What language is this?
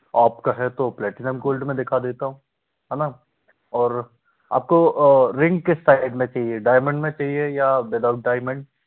Hindi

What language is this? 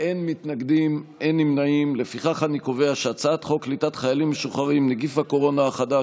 Hebrew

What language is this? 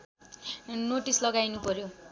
Nepali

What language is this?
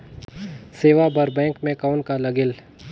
Chhattisgarhi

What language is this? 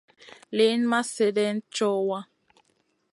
Masana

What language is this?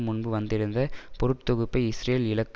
Tamil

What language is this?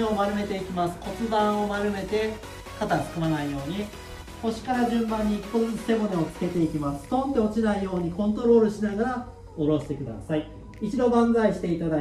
Japanese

